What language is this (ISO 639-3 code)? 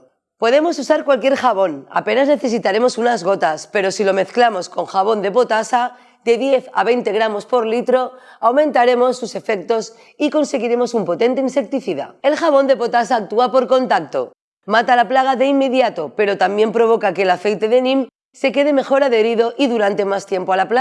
spa